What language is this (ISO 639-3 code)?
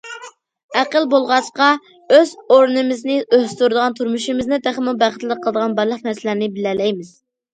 uig